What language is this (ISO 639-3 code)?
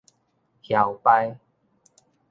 nan